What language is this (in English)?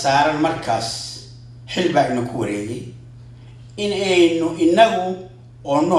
Arabic